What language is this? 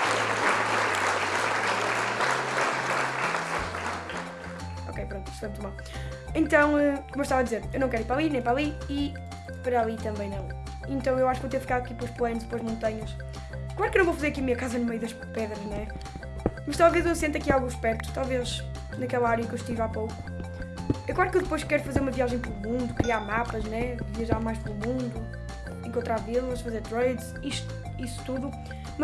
Portuguese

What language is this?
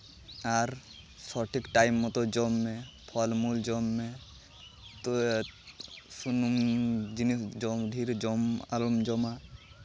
Santali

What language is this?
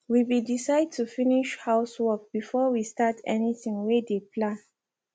Nigerian Pidgin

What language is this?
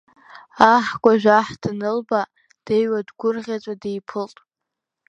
Abkhazian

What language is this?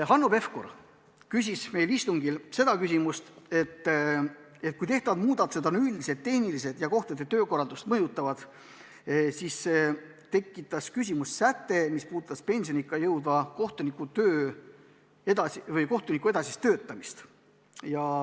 Estonian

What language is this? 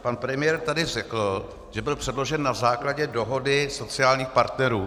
Czech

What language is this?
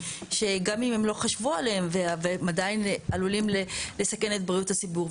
Hebrew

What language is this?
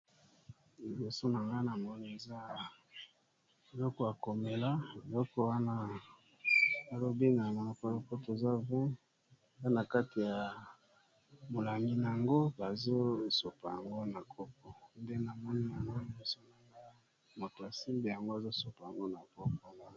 Lingala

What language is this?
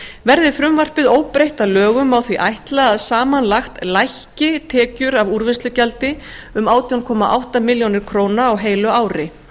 Icelandic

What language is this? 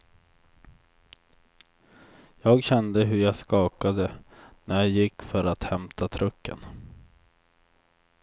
Swedish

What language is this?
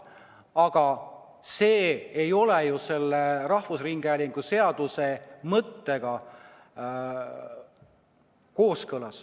Estonian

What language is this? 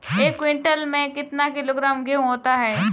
Hindi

